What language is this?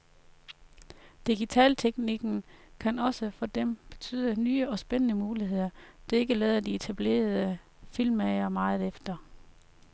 Danish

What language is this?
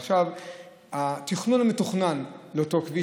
Hebrew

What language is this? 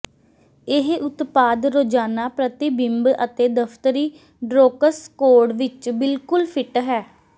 Punjabi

